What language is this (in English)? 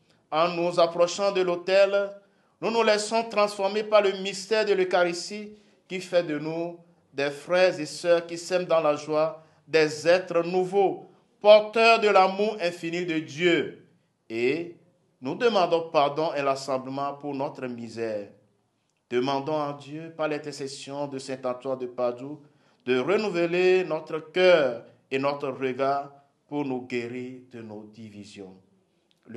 French